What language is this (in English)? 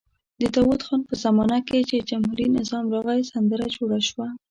Pashto